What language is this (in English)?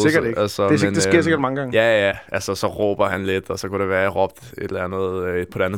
Danish